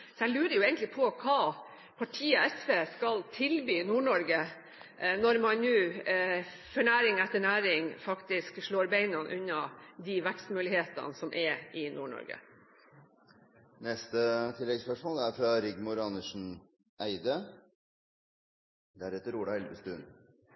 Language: Norwegian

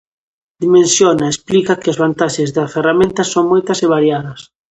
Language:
Galician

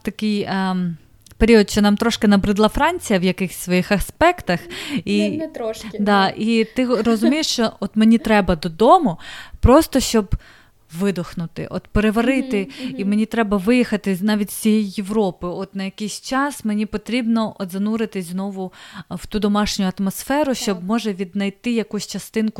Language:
Ukrainian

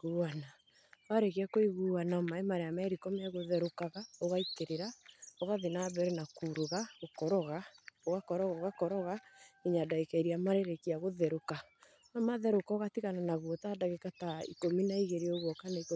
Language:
Kikuyu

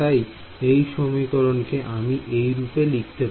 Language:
Bangla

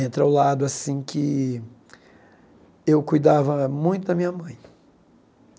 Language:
Portuguese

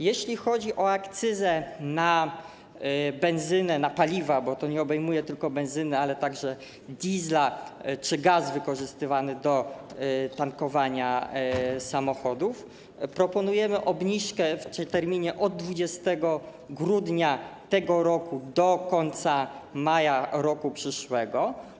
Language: Polish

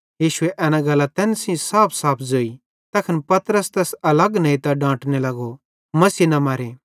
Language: Bhadrawahi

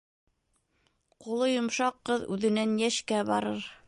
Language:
Bashkir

